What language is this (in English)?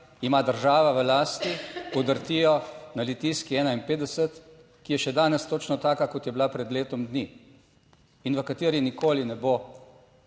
Slovenian